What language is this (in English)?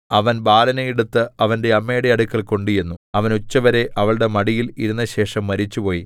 Malayalam